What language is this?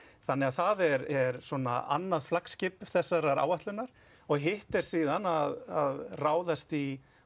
Icelandic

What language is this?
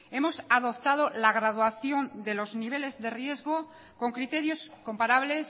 Spanish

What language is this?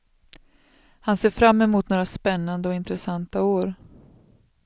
Swedish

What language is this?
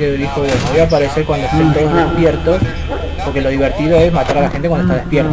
Spanish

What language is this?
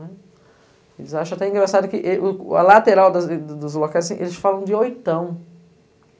Portuguese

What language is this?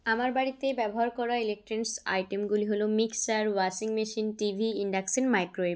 Bangla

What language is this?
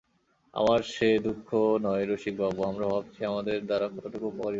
Bangla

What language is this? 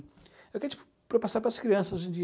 Portuguese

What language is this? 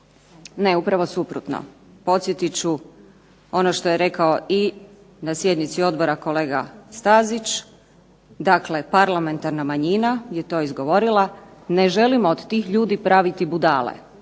Croatian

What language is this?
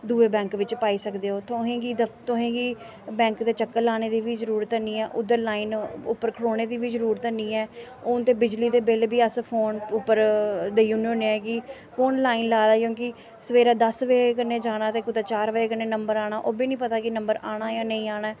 Dogri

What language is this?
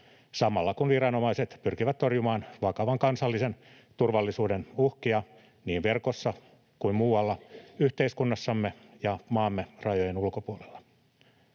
Finnish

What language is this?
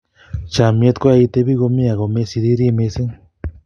Kalenjin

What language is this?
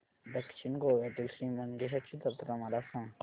Marathi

